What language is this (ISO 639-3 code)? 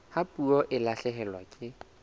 sot